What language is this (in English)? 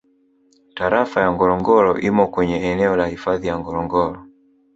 Swahili